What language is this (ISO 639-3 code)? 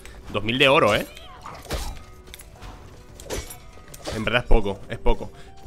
spa